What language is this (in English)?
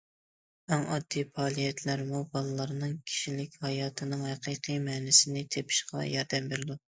Uyghur